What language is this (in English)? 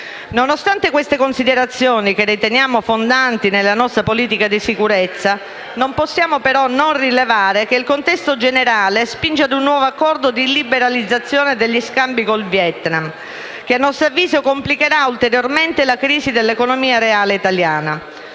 Italian